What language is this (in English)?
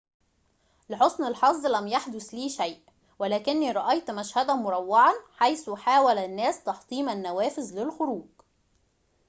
Arabic